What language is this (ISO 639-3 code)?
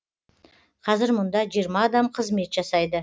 kaz